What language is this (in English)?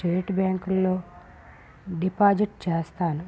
Telugu